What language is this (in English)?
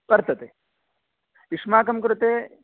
Sanskrit